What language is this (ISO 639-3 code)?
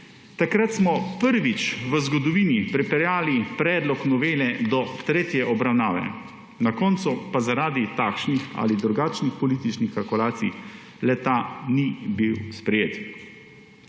slv